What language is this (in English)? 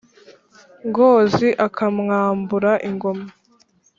Kinyarwanda